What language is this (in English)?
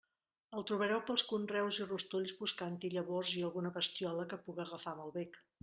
Catalan